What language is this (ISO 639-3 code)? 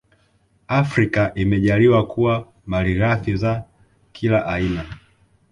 swa